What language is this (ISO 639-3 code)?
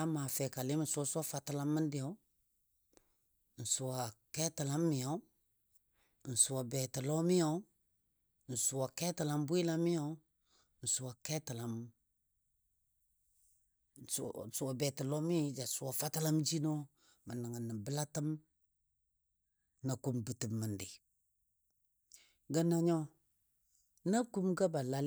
dbd